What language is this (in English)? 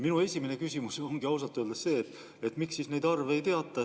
Estonian